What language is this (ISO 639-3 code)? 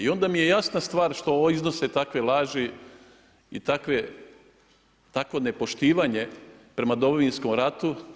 hrv